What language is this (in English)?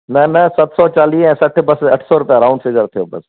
Sindhi